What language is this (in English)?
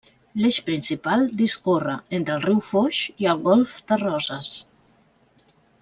Catalan